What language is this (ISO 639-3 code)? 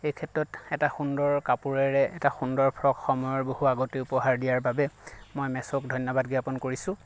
asm